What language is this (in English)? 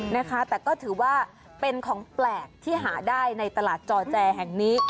Thai